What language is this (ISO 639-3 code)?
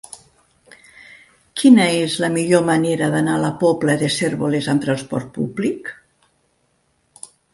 cat